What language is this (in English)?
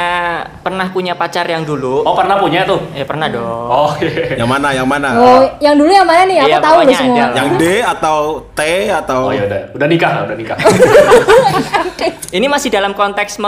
Indonesian